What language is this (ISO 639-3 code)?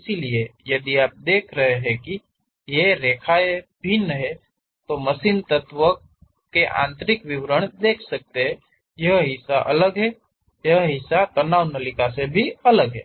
hin